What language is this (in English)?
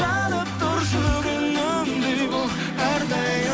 Kazakh